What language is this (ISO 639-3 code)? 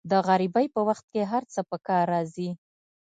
pus